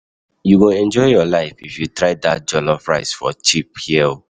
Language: Nigerian Pidgin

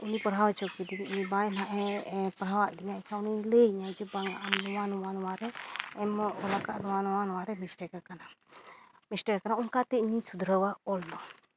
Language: Santali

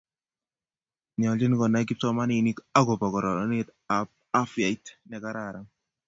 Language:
Kalenjin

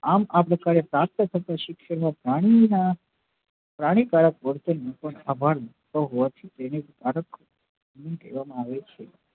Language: Gujarati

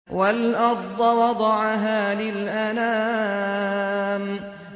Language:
Arabic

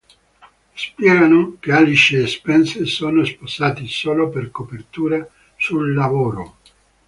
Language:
Italian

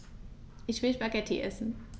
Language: German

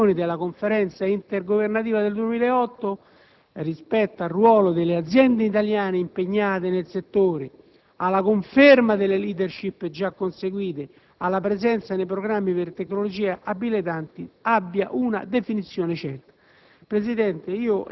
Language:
Italian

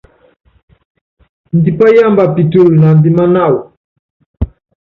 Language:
Yangben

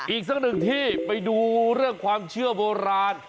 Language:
Thai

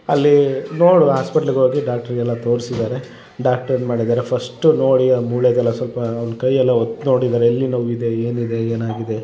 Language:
Kannada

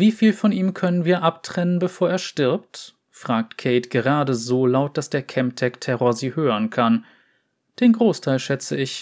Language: German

